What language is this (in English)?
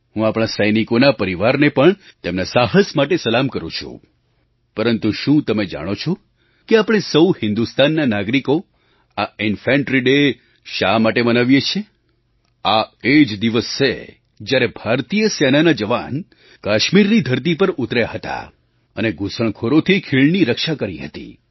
Gujarati